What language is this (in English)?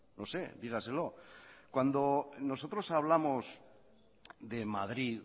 Spanish